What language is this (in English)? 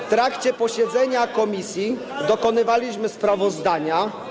Polish